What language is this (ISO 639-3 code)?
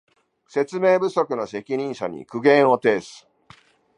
jpn